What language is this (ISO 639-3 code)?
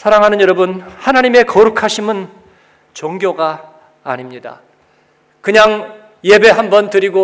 kor